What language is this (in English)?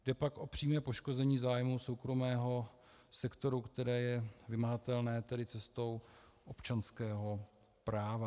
Czech